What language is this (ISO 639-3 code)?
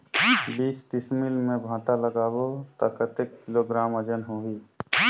hne